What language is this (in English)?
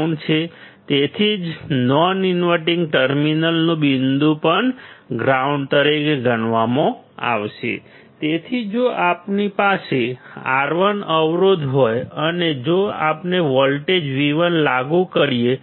Gujarati